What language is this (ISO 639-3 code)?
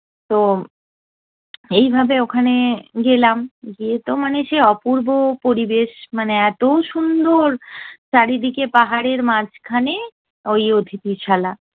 ben